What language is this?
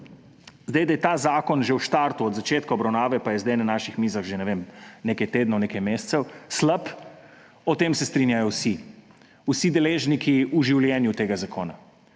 Slovenian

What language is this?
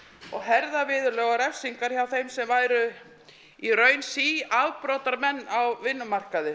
Icelandic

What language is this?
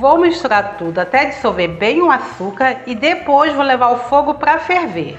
Portuguese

